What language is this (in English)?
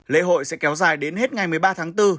Vietnamese